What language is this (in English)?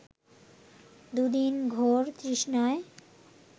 Bangla